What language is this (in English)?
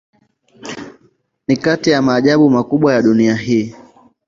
Swahili